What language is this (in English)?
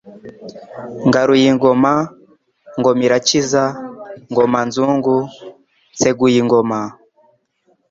Kinyarwanda